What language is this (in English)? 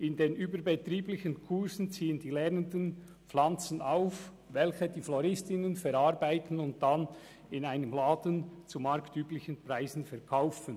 Swiss German